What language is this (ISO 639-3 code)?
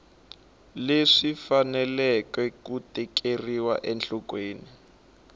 tso